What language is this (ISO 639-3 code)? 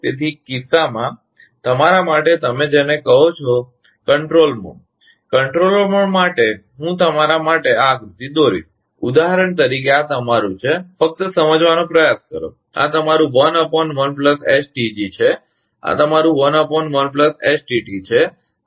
guj